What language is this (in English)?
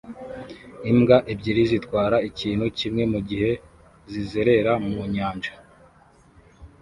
Kinyarwanda